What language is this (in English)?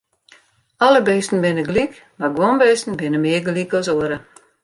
Western Frisian